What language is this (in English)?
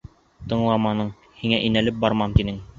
Bashkir